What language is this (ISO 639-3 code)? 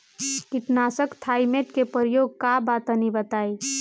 bho